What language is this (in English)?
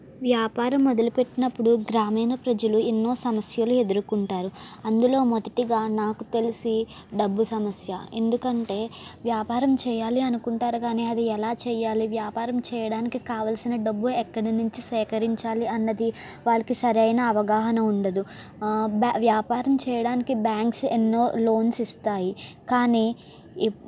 Telugu